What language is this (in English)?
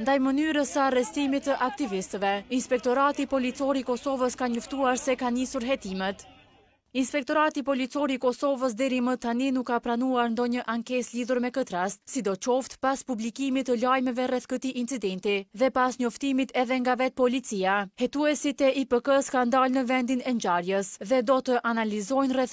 Romanian